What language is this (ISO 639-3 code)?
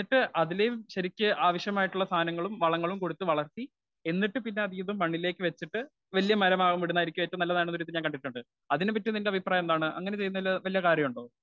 mal